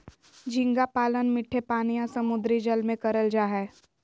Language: Magahi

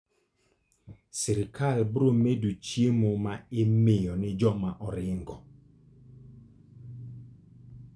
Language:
Luo (Kenya and Tanzania)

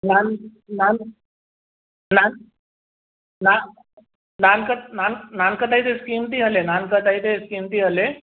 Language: Sindhi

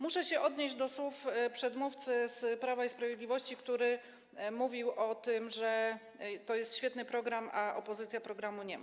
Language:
Polish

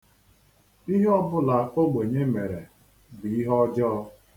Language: Igbo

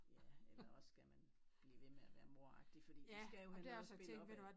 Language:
Danish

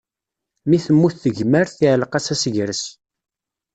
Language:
Kabyle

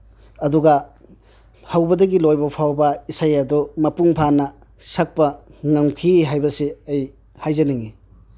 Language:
Manipuri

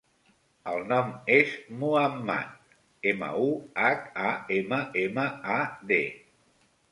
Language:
Catalan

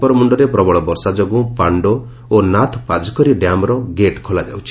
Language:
Odia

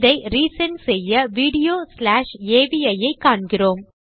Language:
Tamil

